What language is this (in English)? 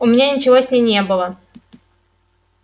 Russian